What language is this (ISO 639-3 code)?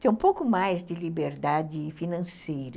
por